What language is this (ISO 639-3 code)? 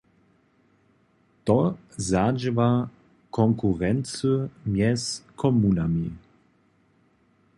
hsb